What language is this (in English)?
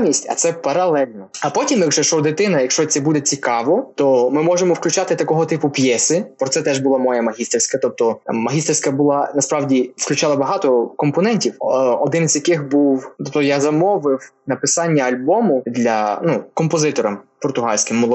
Ukrainian